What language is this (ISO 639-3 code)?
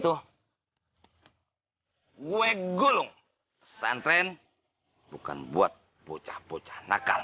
ind